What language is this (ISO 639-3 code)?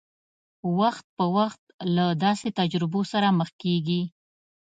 pus